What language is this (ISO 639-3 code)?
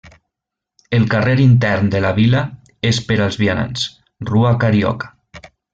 cat